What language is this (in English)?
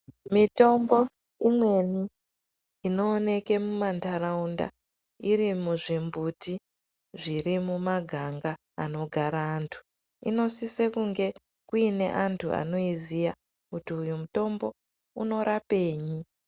Ndau